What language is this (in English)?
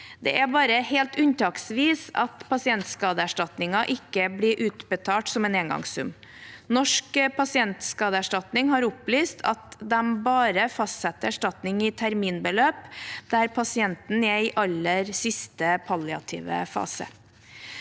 Norwegian